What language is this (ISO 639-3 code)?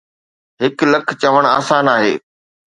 snd